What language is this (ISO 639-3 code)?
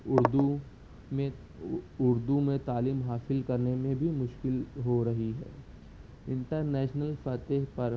urd